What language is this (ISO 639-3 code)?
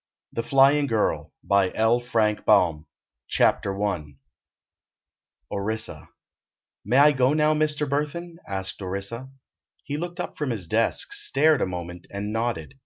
eng